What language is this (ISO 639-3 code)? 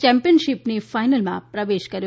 guj